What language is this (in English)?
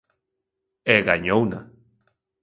Galician